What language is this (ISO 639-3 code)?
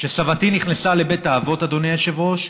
heb